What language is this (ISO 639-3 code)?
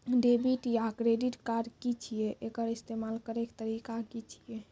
mai